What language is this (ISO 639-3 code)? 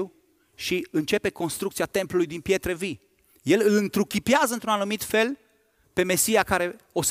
ron